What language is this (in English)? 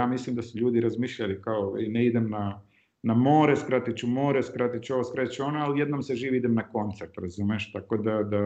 Croatian